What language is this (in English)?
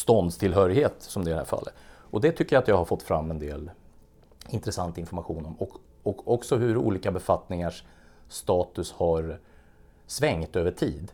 Swedish